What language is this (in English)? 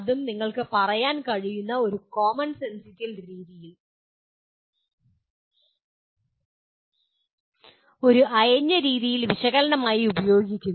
Malayalam